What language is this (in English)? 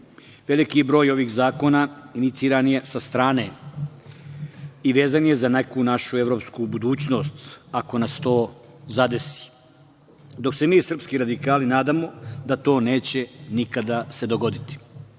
Serbian